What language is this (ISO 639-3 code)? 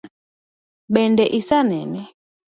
luo